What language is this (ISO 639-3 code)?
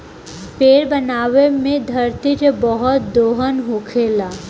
bho